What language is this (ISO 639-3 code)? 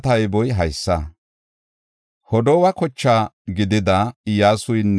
gof